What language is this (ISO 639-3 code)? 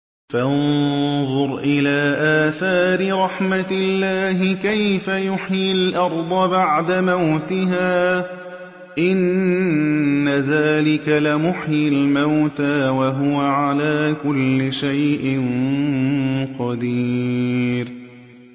ara